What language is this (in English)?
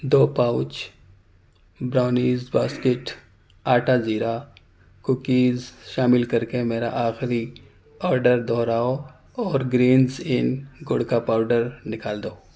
Urdu